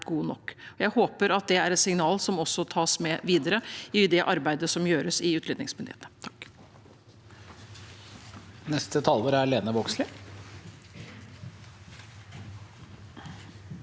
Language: Norwegian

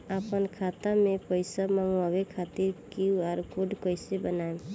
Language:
Bhojpuri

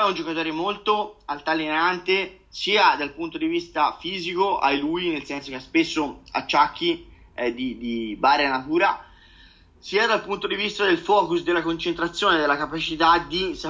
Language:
Italian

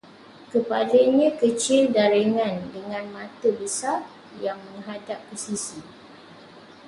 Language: Malay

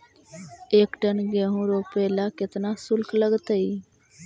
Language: Magahi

